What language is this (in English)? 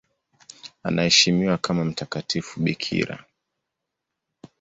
Swahili